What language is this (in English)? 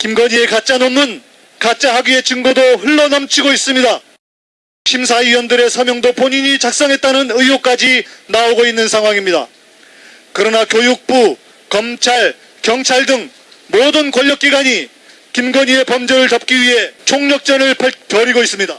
Korean